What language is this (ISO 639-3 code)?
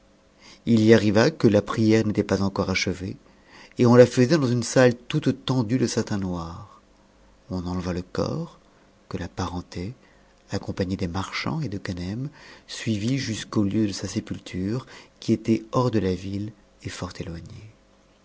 fra